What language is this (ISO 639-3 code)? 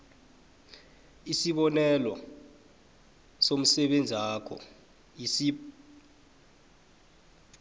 nbl